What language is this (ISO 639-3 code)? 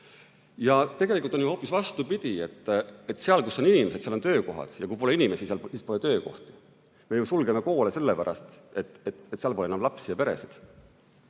est